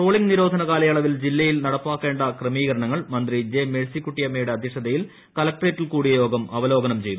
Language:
Malayalam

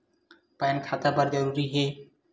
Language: Chhattisgarhi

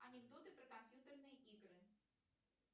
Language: Russian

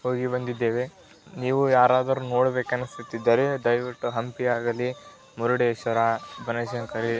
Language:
Kannada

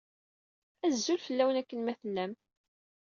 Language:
Kabyle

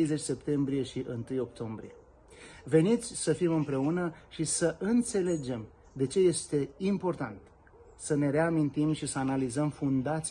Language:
Romanian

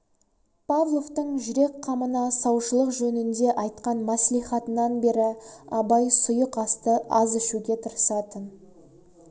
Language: Kazakh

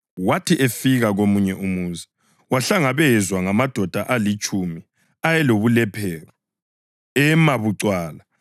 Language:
North Ndebele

